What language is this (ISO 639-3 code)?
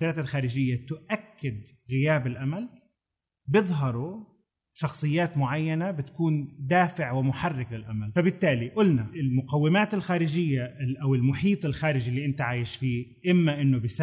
ara